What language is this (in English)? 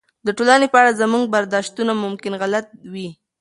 Pashto